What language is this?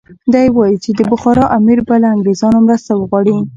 Pashto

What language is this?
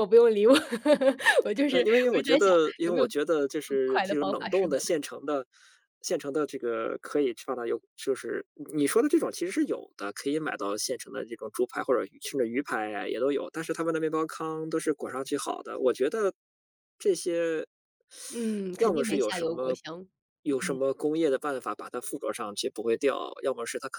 Chinese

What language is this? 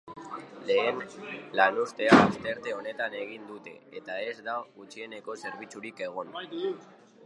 Basque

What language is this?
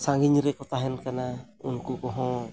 Santali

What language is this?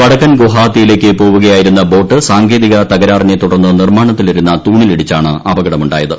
Malayalam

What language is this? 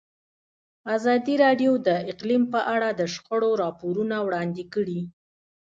Pashto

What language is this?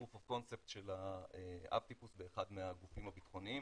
Hebrew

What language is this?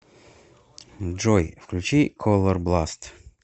Russian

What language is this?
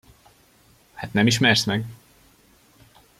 Hungarian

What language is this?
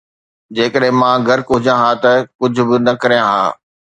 Sindhi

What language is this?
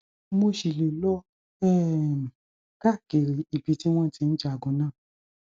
Yoruba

